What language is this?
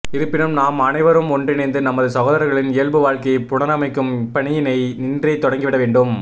Tamil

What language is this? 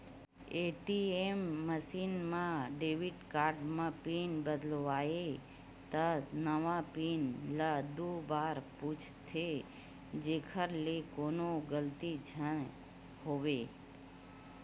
Chhattisgarhi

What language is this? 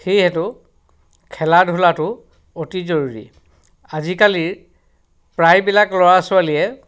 Assamese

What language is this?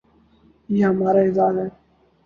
Urdu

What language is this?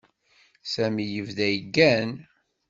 Kabyle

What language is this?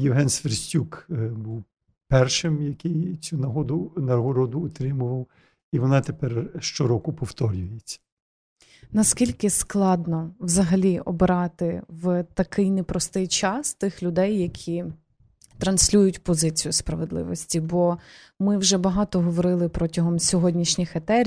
Ukrainian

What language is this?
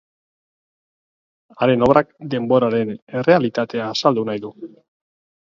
Basque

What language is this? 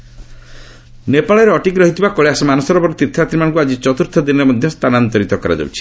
Odia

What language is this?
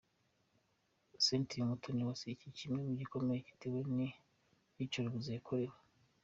Kinyarwanda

